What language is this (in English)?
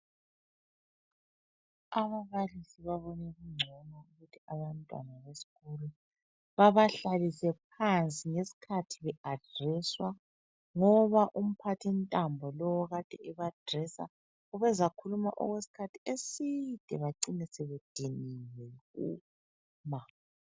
North Ndebele